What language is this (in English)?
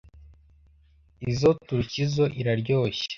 Kinyarwanda